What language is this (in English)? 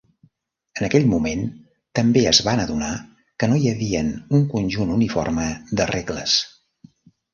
Catalan